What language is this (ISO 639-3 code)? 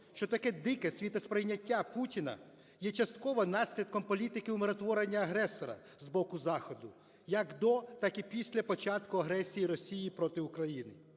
ukr